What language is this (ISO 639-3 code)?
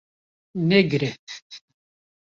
kur